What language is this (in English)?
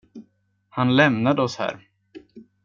Swedish